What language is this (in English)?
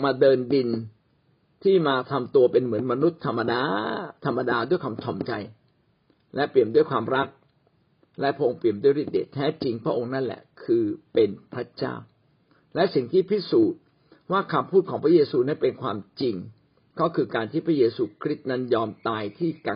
Thai